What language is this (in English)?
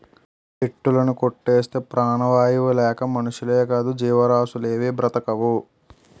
Telugu